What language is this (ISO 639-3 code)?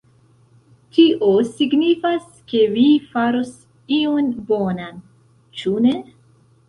epo